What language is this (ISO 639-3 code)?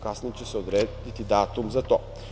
srp